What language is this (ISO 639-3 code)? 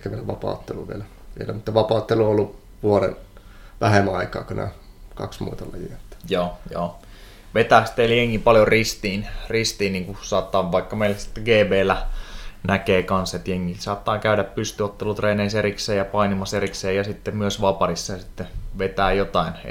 fin